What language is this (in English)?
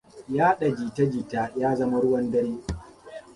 Hausa